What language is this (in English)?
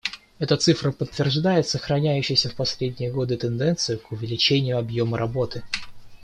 Russian